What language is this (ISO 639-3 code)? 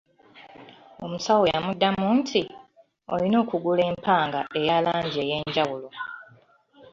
lug